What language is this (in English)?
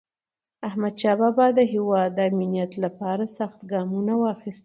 Pashto